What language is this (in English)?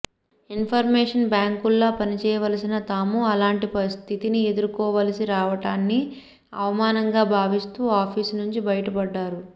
Telugu